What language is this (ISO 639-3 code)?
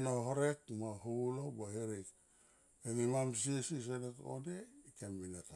tqp